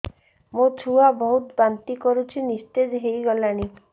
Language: Odia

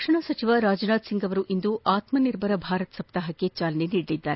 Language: Kannada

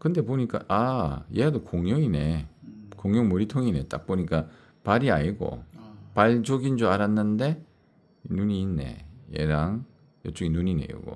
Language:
Korean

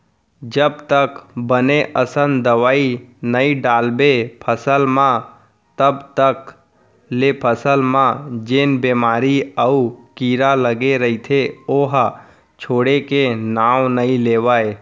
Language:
Chhattisgarhi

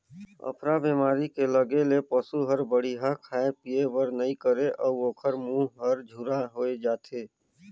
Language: Chhattisgarhi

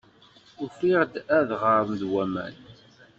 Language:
Kabyle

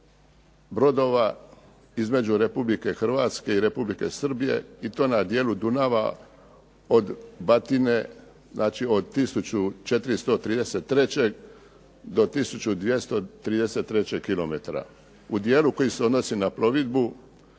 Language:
Croatian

